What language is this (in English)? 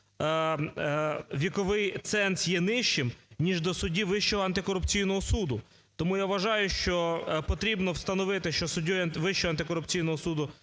Ukrainian